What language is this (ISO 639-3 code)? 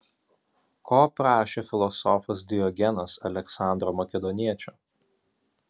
lit